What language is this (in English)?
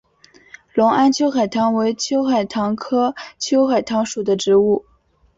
Chinese